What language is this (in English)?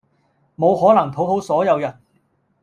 Cantonese